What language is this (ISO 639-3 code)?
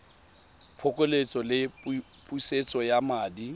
tsn